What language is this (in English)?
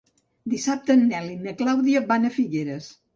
Catalan